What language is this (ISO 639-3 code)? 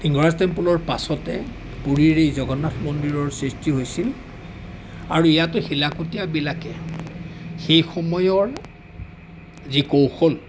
asm